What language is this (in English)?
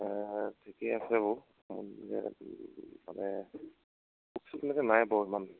Assamese